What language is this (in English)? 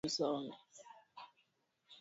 Swahili